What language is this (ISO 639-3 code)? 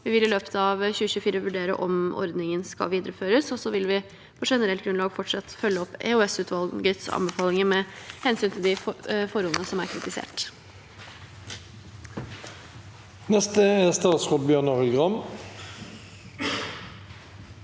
nor